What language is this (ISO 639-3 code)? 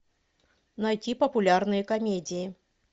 rus